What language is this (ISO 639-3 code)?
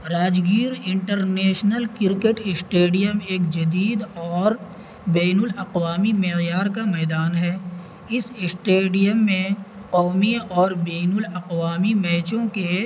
urd